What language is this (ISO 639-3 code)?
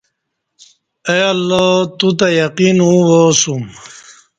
bsh